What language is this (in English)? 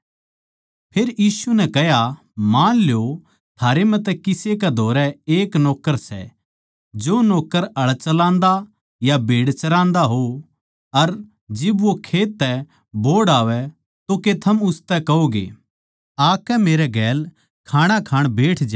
Haryanvi